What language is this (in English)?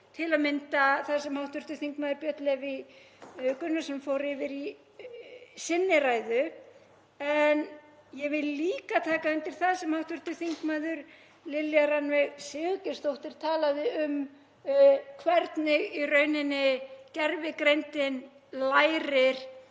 Icelandic